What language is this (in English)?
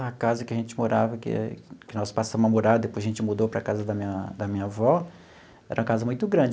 Portuguese